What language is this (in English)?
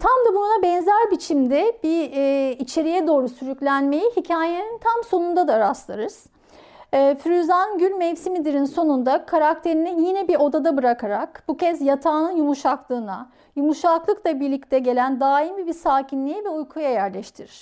Turkish